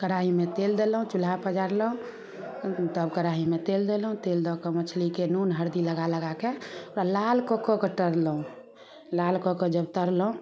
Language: Maithili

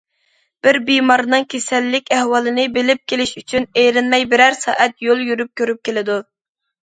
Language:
Uyghur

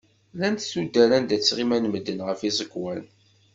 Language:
Kabyle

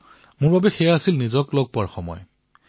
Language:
Assamese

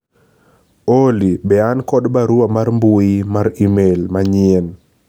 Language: Luo (Kenya and Tanzania)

